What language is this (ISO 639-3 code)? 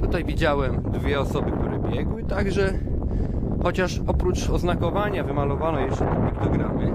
pol